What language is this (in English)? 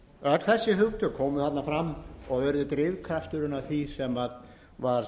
Icelandic